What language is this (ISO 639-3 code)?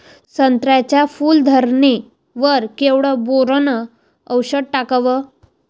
mar